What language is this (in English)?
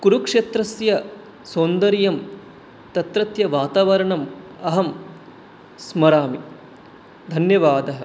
Sanskrit